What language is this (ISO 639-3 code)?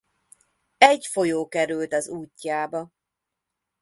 hun